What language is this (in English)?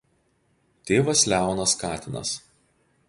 Lithuanian